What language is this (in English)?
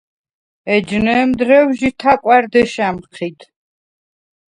Svan